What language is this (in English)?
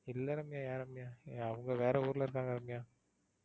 Tamil